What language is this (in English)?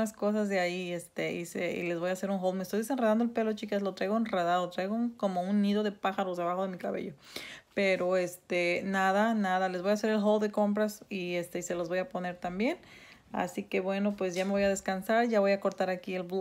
Spanish